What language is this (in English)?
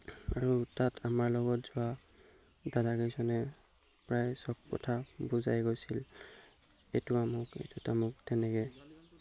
Assamese